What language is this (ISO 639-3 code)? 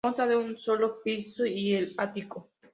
spa